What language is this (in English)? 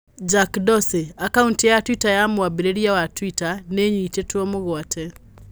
Kikuyu